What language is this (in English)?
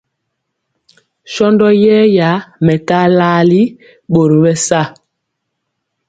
Mpiemo